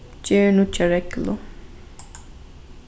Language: Faroese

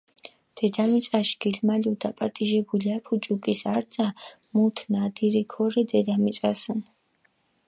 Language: Mingrelian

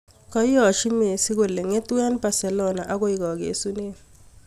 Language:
Kalenjin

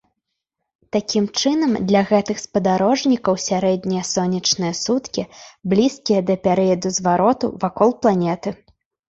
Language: Belarusian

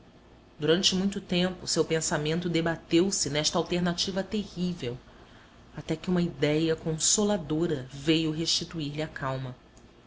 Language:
Portuguese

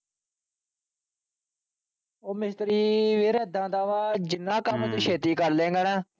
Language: Punjabi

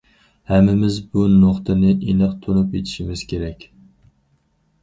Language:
Uyghur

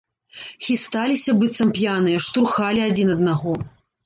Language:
Belarusian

